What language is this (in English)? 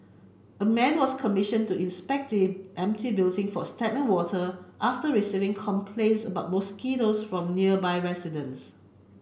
English